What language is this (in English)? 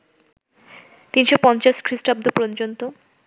Bangla